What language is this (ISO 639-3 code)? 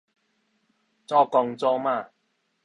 nan